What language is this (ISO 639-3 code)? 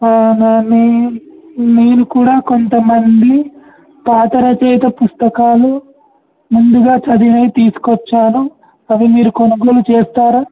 tel